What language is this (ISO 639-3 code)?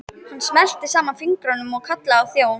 isl